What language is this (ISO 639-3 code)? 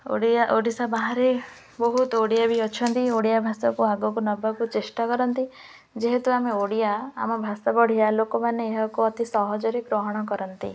ori